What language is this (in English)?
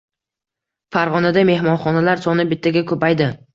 Uzbek